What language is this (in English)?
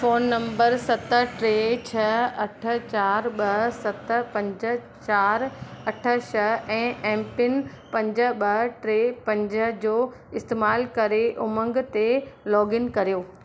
Sindhi